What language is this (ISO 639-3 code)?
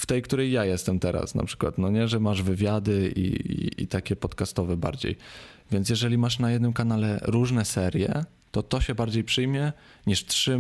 pol